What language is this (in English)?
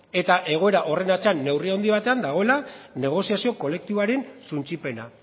Basque